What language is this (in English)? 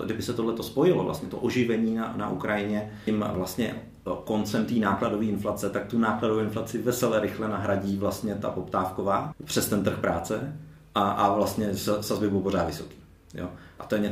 Czech